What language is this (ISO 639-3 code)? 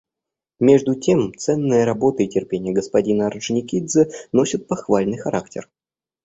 rus